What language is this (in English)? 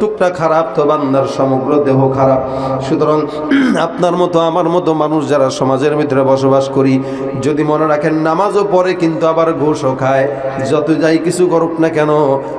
Arabic